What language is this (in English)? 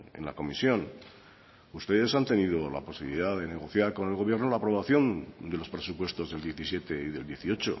Spanish